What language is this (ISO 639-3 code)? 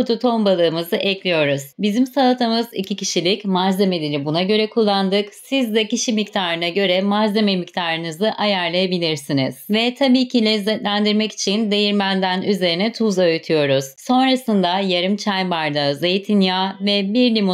tur